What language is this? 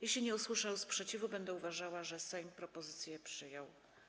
Polish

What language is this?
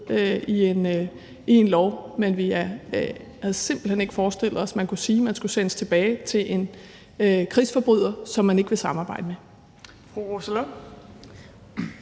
Danish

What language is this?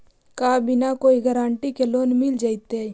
Magahi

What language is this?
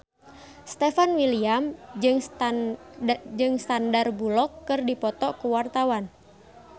Sundanese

